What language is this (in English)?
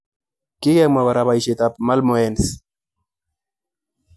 Kalenjin